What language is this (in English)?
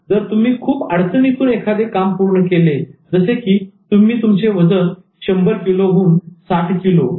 Marathi